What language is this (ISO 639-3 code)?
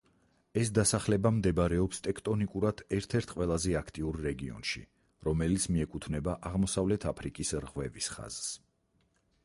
kat